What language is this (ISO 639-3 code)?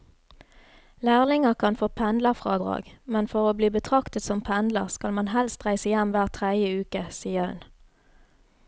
nor